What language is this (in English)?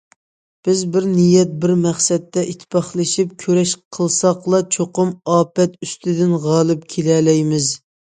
Uyghur